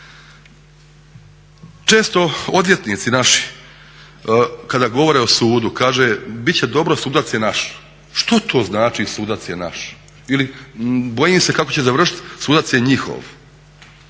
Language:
Croatian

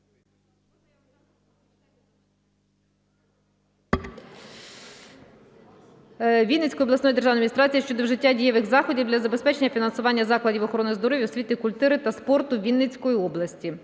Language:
Ukrainian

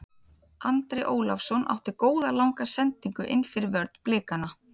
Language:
Icelandic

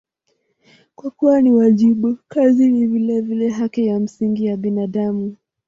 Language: Swahili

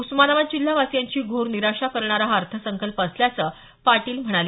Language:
Marathi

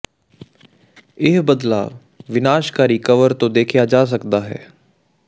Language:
Punjabi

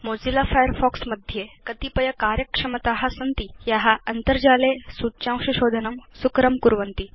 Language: Sanskrit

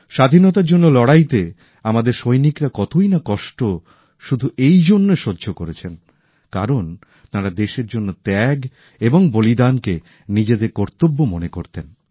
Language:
Bangla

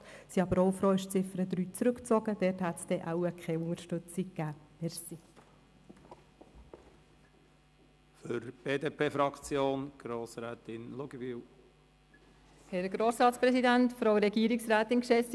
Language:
Swiss German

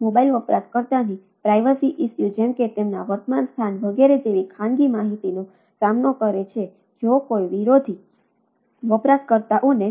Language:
Gujarati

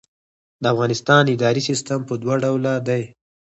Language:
Pashto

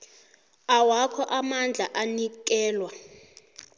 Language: South Ndebele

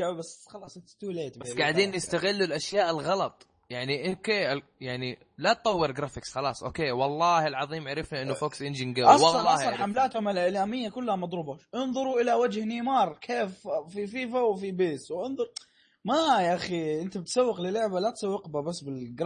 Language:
Arabic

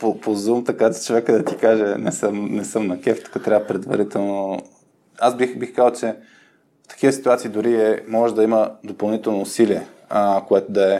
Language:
Bulgarian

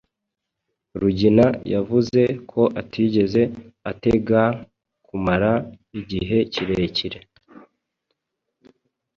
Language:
Kinyarwanda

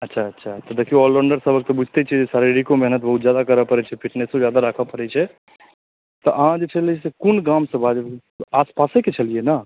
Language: Maithili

